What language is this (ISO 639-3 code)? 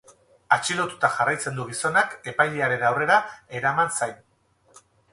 eus